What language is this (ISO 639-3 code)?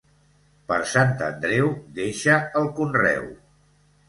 cat